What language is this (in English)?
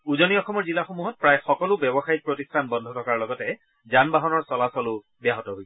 Assamese